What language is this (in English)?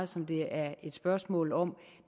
Danish